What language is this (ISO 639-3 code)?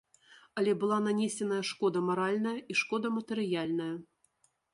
bel